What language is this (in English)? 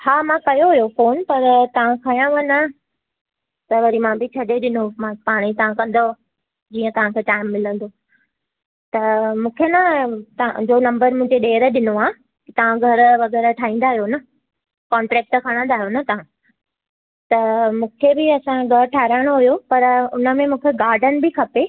Sindhi